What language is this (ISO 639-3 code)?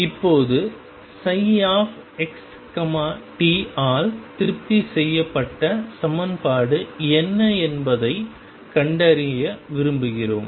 tam